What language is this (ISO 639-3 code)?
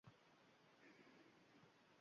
uzb